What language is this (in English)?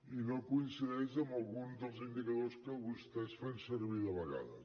Catalan